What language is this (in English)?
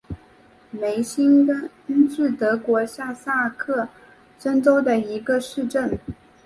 Chinese